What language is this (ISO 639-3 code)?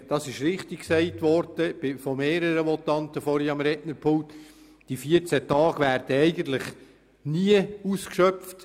gsw